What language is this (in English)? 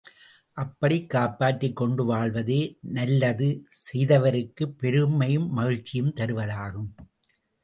Tamil